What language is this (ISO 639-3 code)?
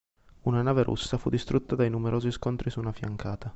ita